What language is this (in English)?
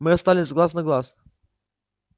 Russian